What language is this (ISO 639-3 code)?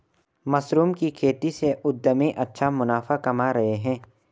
hin